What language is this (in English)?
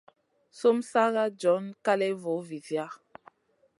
Masana